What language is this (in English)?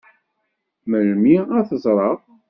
Kabyle